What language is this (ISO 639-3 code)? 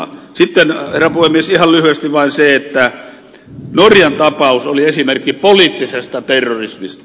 fin